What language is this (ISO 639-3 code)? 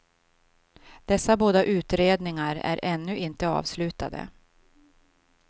swe